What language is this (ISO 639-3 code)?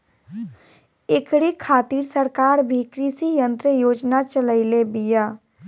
bho